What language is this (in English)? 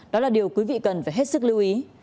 Vietnamese